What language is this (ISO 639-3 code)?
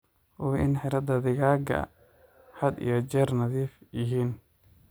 som